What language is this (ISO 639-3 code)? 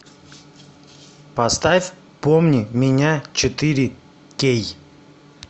rus